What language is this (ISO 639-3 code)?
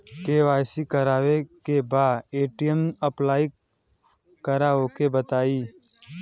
bho